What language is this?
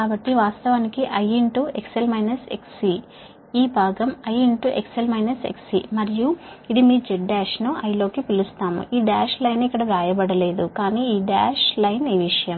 Telugu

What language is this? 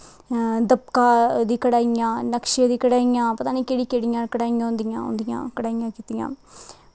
Dogri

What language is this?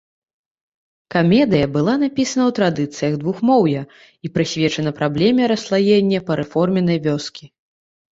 Belarusian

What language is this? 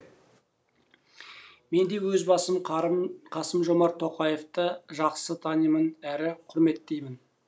Kazakh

